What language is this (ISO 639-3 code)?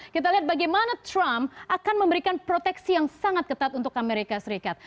ind